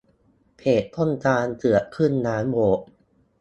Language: Thai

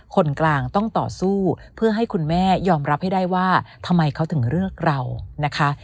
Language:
Thai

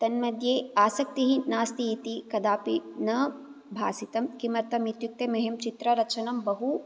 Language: Sanskrit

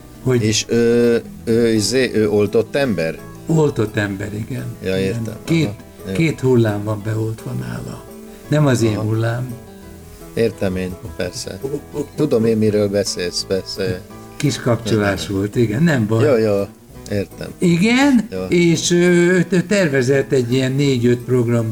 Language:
Hungarian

